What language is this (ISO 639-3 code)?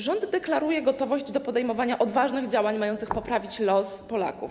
pol